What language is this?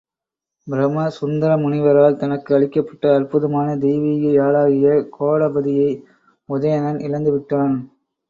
Tamil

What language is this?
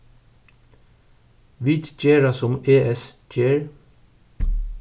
Faroese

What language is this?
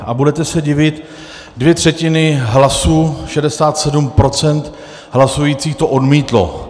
Czech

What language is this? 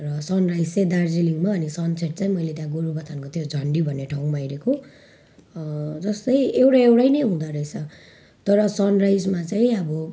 Nepali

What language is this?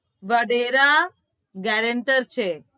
Gujarati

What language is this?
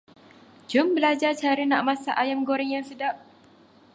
Malay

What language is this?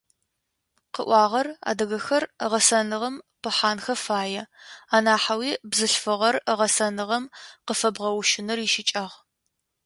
Adyghe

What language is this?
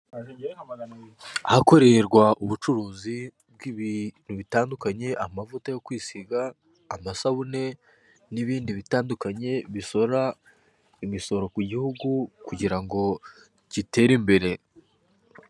Kinyarwanda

